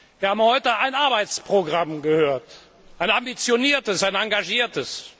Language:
German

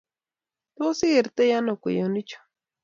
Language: Kalenjin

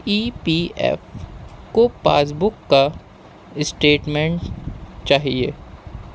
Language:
Urdu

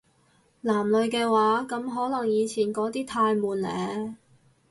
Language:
Cantonese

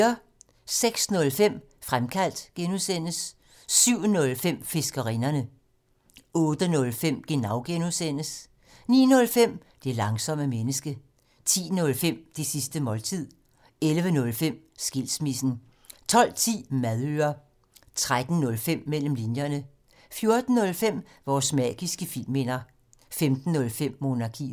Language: Danish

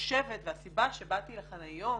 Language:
Hebrew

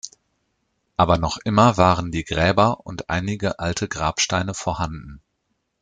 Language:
German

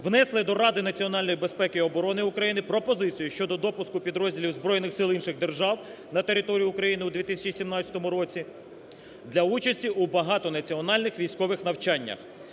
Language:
Ukrainian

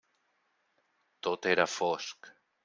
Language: Catalan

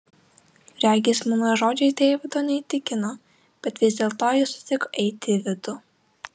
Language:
Lithuanian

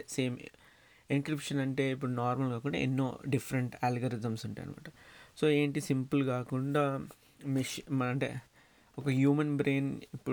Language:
Telugu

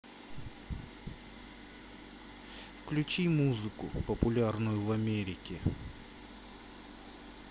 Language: Russian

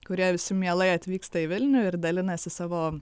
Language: Lithuanian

